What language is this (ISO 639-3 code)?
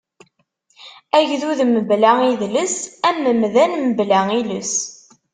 kab